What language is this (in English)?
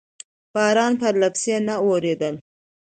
Pashto